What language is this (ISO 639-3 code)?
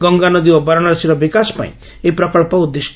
ori